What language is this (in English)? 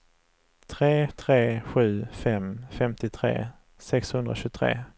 Swedish